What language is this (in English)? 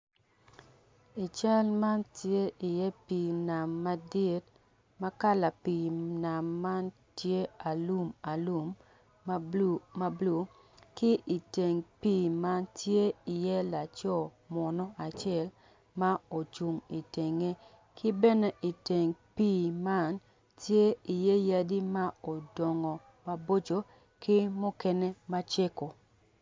Acoli